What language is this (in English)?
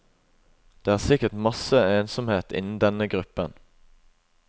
Norwegian